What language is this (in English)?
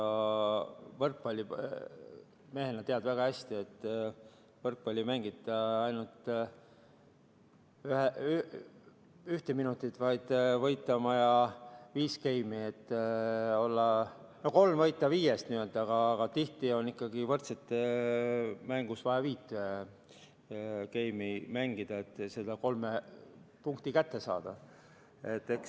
Estonian